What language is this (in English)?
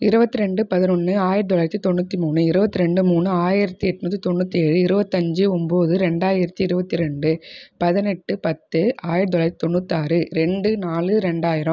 Tamil